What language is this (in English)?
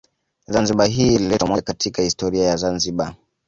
Swahili